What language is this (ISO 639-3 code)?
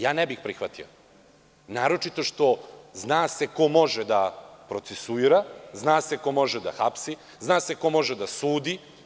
srp